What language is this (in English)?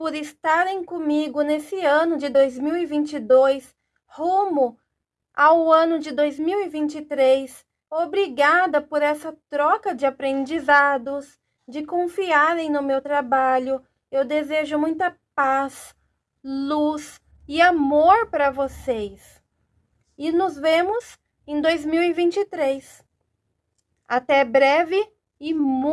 Portuguese